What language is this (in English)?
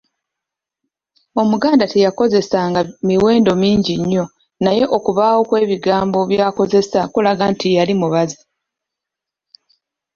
Ganda